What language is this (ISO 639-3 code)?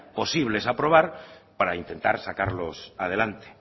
spa